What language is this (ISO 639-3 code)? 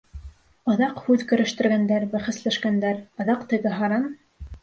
bak